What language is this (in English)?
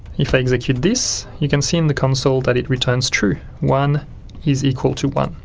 English